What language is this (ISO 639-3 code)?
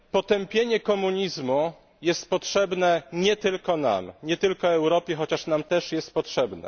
pol